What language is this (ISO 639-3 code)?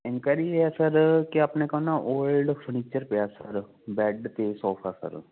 pan